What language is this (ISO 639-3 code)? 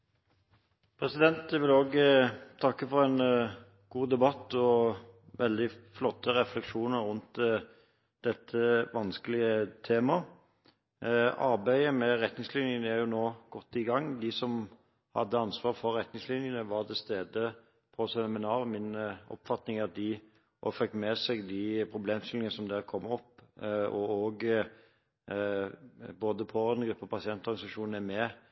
nob